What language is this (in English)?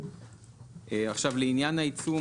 Hebrew